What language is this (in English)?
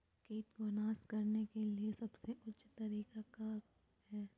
Magahi